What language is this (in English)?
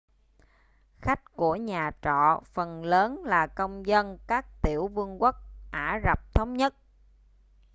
Vietnamese